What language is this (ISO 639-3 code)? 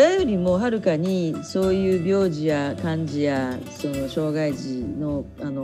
jpn